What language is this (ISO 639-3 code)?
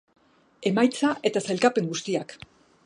eus